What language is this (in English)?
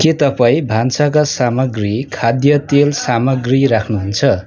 Nepali